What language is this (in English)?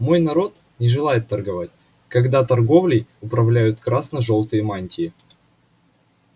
Russian